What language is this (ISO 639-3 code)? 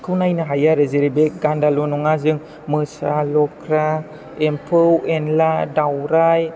brx